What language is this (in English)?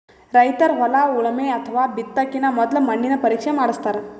Kannada